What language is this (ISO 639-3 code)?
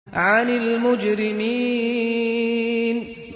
ara